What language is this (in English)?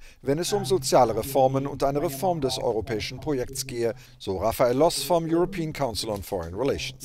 German